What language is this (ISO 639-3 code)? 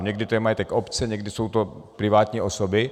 ces